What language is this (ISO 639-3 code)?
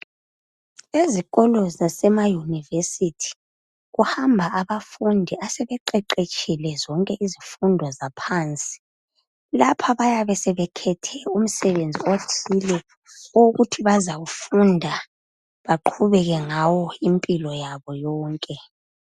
nde